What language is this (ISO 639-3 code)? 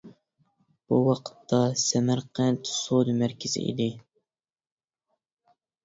uig